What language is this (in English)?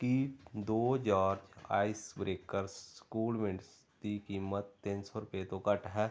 Punjabi